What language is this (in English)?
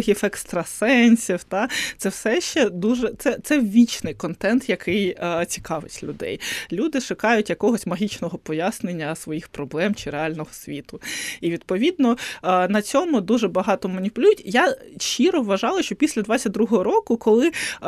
Ukrainian